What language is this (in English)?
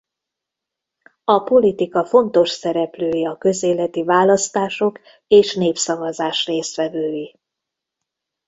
Hungarian